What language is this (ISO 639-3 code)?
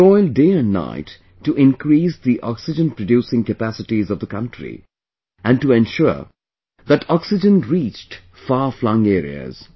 eng